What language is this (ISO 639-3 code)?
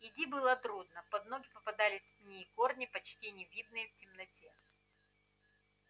rus